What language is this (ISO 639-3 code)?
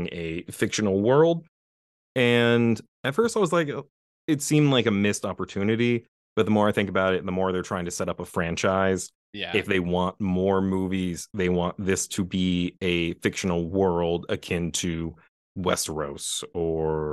eng